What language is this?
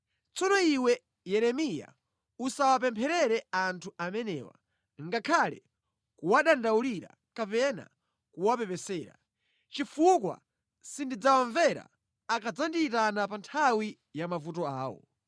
Nyanja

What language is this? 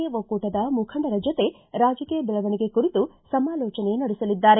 Kannada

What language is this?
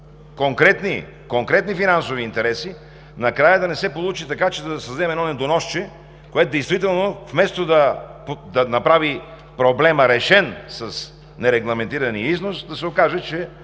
Bulgarian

